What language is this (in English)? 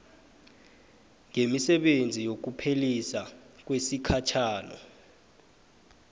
South Ndebele